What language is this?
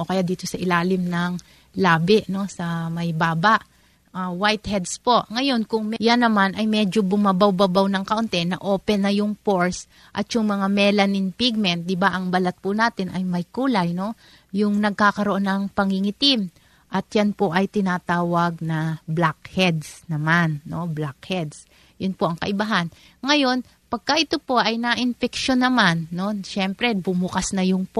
Filipino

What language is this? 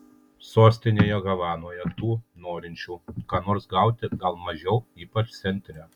Lithuanian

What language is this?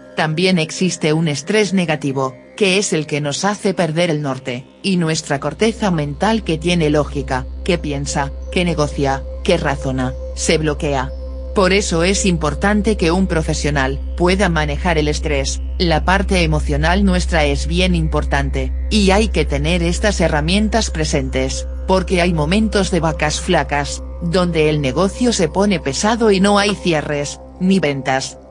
Spanish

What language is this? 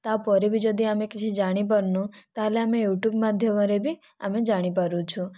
Odia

